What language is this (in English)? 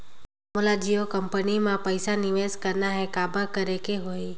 Chhattisgarhi